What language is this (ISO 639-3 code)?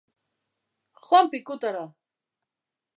eus